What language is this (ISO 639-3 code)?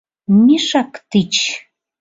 chm